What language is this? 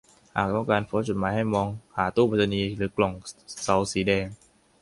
Thai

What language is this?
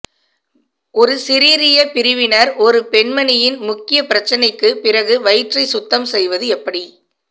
Tamil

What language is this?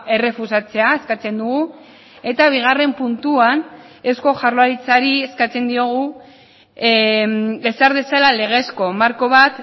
Basque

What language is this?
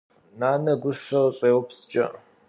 Kabardian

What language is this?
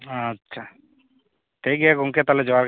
Santali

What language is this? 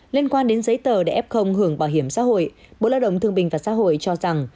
Vietnamese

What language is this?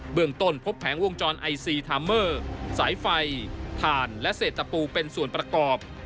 Thai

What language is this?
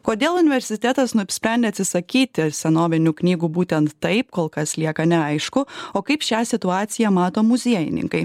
Lithuanian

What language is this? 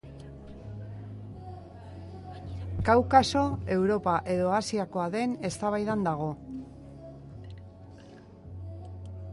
Basque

